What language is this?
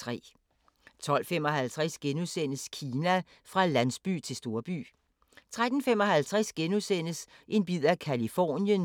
Danish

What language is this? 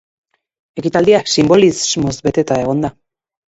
Basque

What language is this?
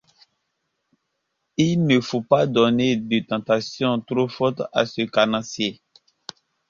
French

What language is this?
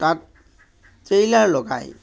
Assamese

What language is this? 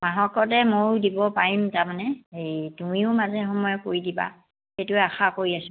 Assamese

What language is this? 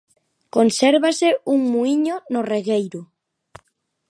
Galician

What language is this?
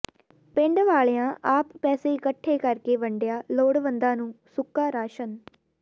Punjabi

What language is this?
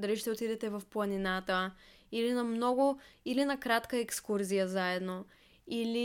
Bulgarian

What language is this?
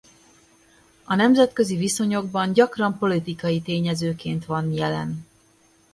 Hungarian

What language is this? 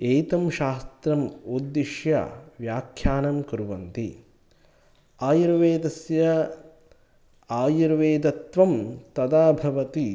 Sanskrit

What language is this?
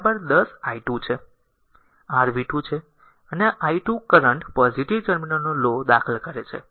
Gujarati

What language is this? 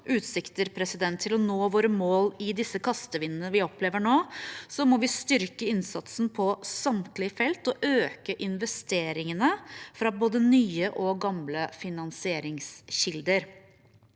Norwegian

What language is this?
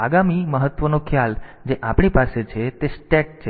Gujarati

